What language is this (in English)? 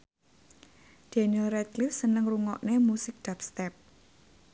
Javanese